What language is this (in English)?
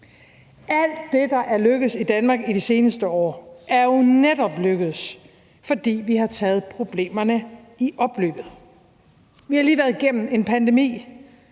Danish